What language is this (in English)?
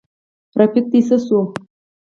Pashto